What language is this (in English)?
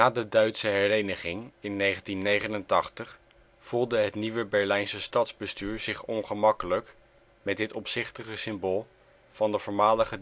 Dutch